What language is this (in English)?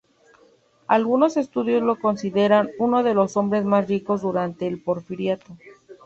Spanish